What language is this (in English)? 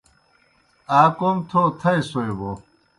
Kohistani Shina